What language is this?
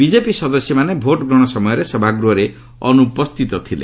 Odia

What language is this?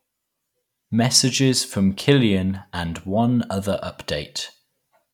English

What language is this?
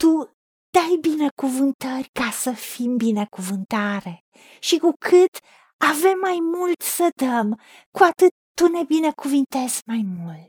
Romanian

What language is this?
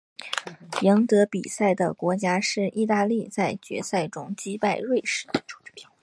Chinese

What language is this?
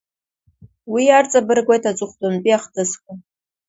Abkhazian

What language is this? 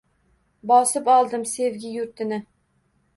Uzbek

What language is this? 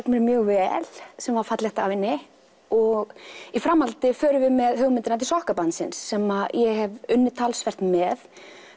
Icelandic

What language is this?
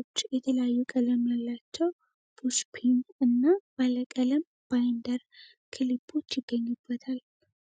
Amharic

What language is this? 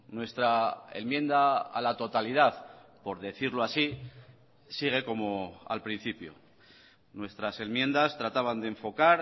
Spanish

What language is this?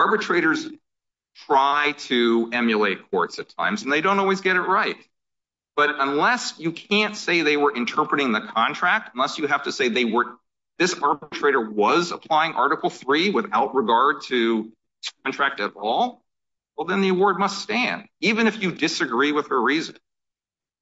English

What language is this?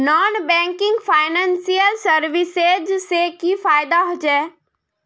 Magahi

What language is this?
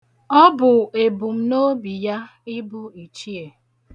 Igbo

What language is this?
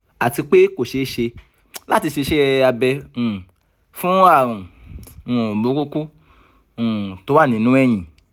Yoruba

